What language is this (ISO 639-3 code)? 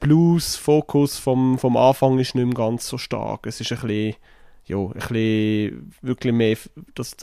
deu